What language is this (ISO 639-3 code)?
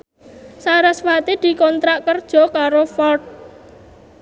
jav